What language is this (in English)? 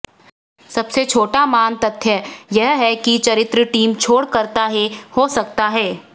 Hindi